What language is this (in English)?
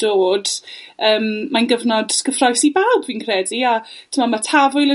Welsh